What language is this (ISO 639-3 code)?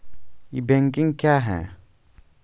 mai